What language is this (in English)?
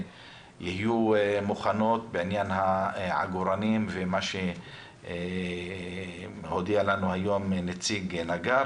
Hebrew